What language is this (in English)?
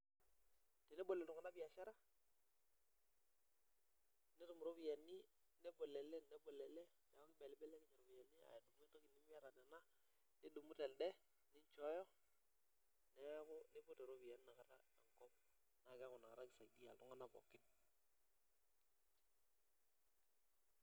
Masai